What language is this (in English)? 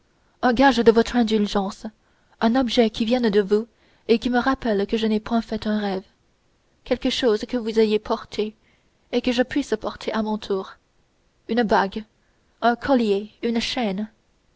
French